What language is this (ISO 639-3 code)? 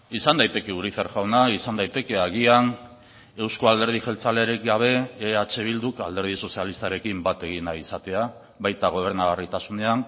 eus